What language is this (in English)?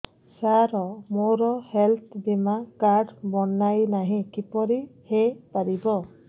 Odia